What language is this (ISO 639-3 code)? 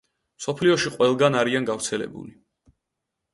kat